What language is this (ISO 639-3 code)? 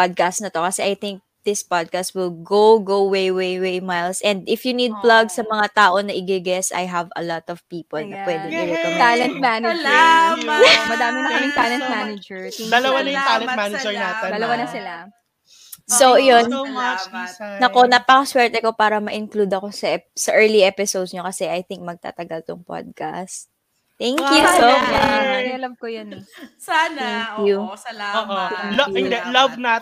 fil